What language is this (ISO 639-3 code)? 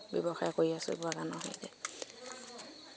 asm